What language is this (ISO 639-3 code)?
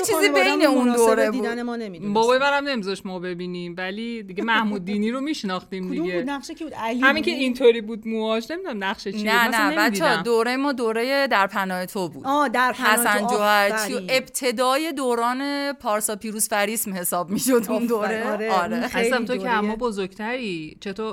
fas